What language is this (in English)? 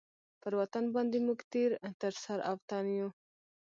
Pashto